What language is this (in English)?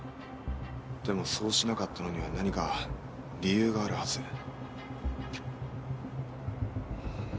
Japanese